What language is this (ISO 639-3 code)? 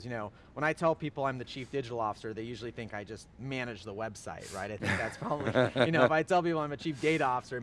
eng